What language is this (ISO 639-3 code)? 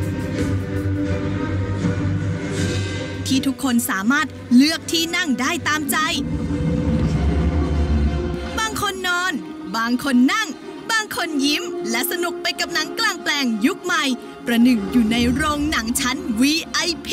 tha